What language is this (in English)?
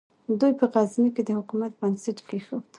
Pashto